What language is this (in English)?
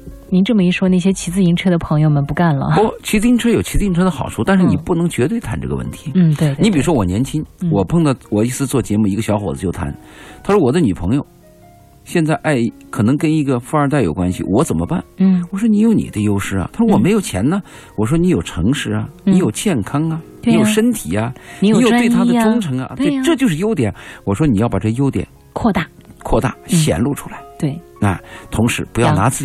Chinese